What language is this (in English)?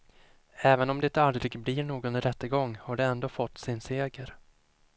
Swedish